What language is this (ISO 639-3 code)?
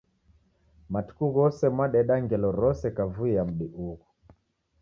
dav